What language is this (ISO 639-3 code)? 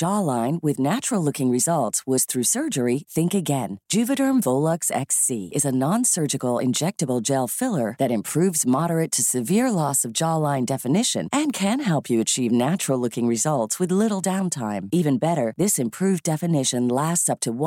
fil